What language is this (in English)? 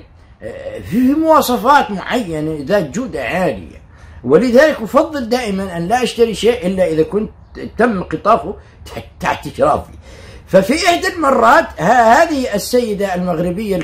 Arabic